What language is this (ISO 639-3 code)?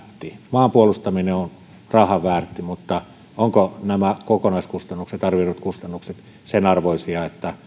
fin